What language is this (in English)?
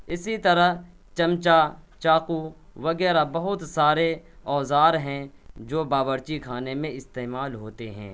Urdu